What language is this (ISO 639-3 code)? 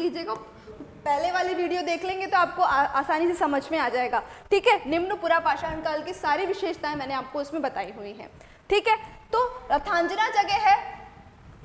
hin